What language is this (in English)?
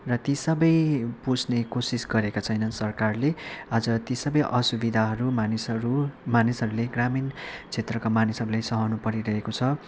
Nepali